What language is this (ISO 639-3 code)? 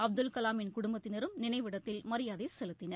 tam